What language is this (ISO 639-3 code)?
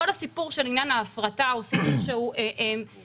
heb